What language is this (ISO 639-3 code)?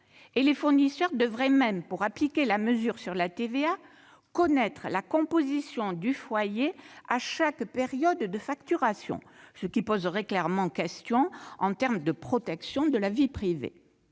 fra